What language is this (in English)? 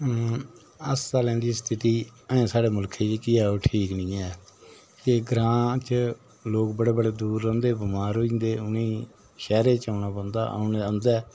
Dogri